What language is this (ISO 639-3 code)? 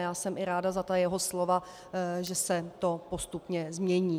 ces